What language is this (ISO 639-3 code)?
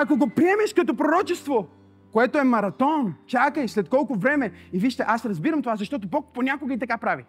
bul